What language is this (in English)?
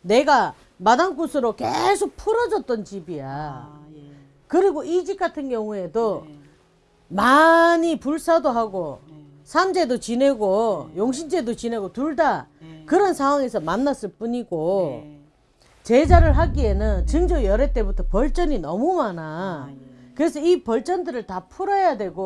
Korean